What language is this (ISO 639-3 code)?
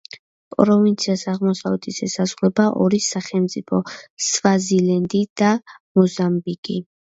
kat